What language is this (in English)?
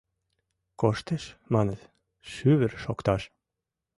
Mari